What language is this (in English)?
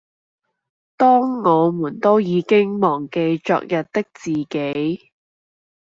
Cantonese